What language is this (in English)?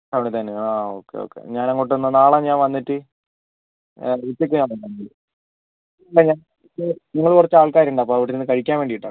Malayalam